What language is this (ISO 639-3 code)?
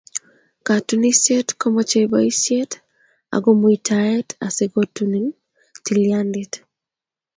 kln